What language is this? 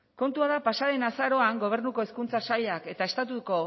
Basque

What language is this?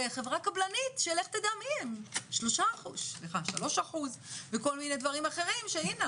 Hebrew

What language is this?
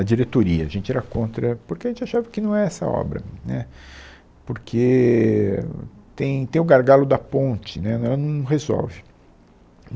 Portuguese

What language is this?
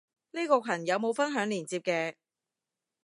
Cantonese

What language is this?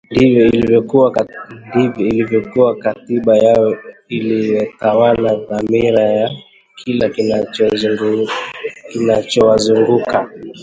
Swahili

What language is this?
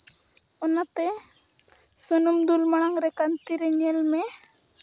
Santali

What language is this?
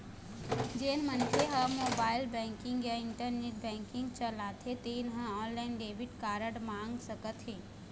Chhattisgarhi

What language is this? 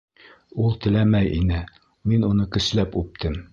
Bashkir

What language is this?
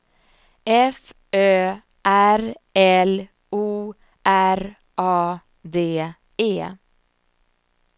Swedish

